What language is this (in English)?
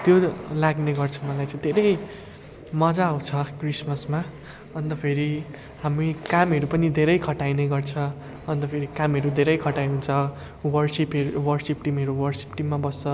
Nepali